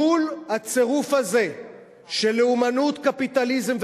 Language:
Hebrew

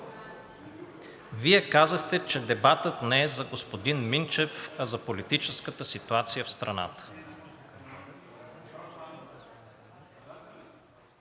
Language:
Bulgarian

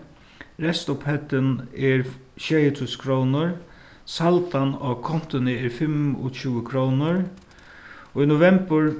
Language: Faroese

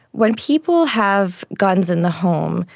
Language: English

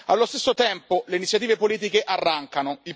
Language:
Italian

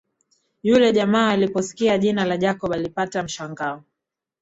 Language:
Swahili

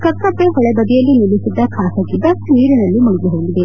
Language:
Kannada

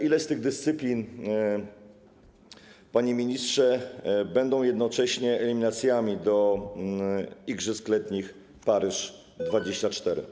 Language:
Polish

